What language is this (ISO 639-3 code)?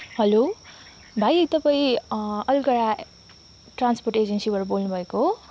nep